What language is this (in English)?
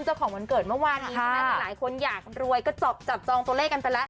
Thai